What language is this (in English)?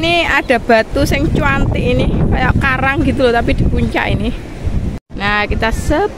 Indonesian